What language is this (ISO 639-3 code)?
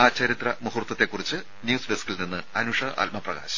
mal